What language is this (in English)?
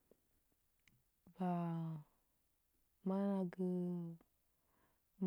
Huba